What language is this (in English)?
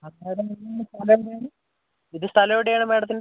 Malayalam